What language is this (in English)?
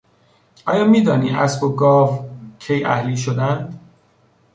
Persian